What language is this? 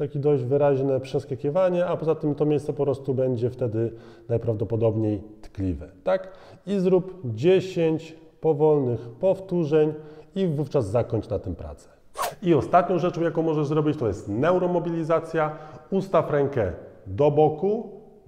Polish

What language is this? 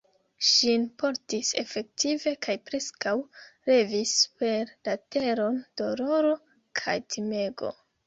Esperanto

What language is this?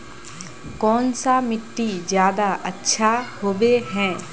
Magahi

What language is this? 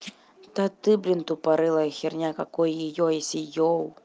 Russian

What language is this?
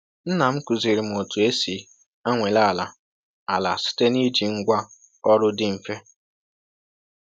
Igbo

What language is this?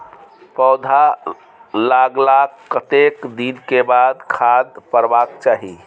Maithili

